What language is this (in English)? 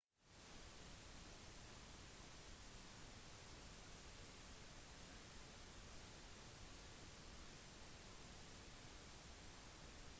Norwegian Bokmål